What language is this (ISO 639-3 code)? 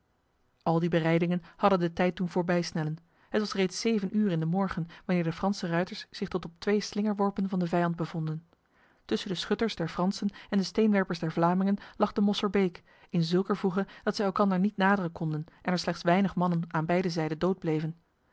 nld